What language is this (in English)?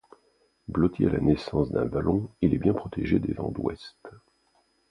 French